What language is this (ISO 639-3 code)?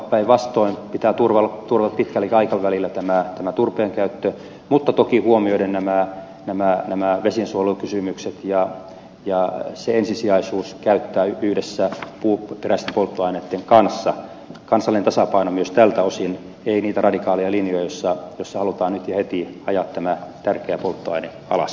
fin